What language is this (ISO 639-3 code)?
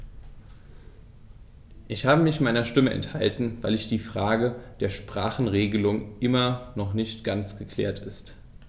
deu